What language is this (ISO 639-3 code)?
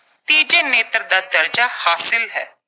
pan